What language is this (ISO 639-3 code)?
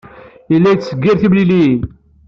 kab